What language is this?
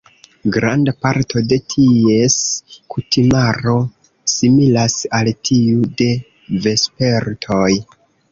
Esperanto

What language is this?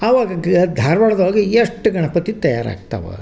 Kannada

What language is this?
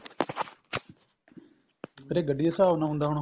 Punjabi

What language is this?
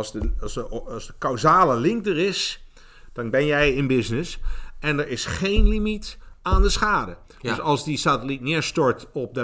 Dutch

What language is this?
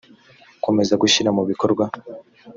Kinyarwanda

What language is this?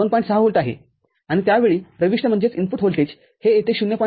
Marathi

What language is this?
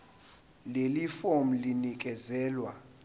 Zulu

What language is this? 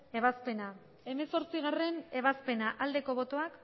Basque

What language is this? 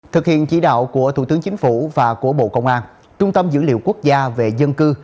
Vietnamese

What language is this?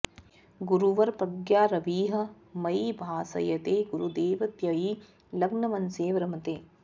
Sanskrit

